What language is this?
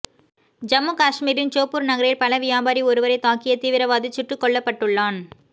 Tamil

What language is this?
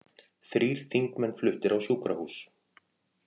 Icelandic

